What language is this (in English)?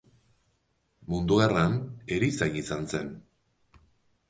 Basque